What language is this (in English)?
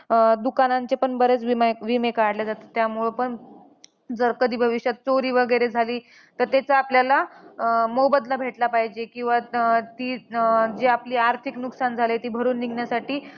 Marathi